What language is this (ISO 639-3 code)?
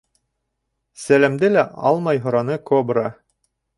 bak